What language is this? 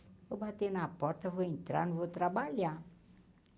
Portuguese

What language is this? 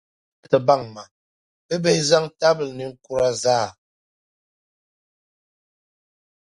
Dagbani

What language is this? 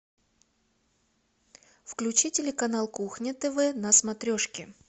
Russian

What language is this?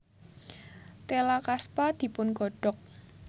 Javanese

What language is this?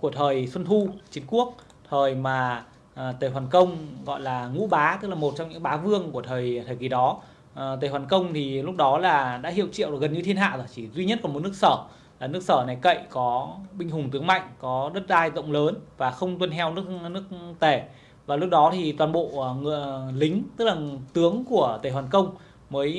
Vietnamese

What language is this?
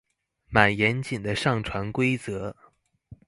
Chinese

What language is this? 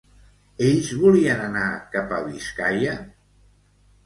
Catalan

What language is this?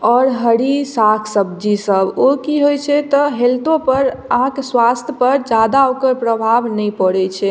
Maithili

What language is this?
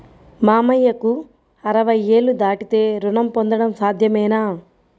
Telugu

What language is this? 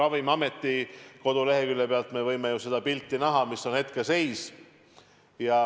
Estonian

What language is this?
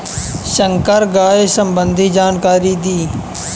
Bhojpuri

